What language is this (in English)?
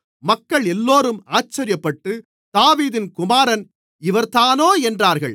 Tamil